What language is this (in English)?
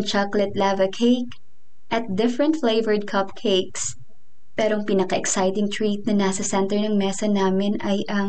Filipino